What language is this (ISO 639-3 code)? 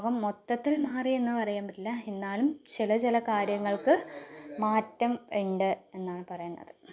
mal